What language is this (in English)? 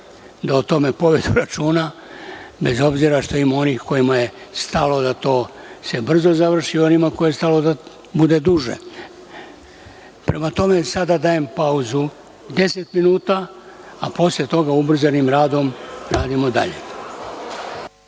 Serbian